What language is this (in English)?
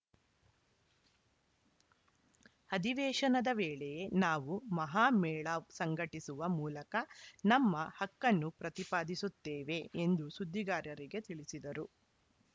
Kannada